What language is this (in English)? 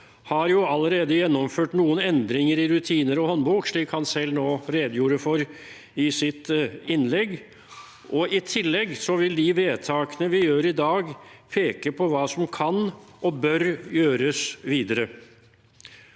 Norwegian